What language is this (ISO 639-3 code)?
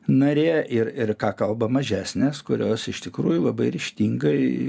lit